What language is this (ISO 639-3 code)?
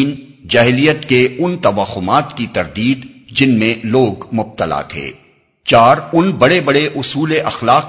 urd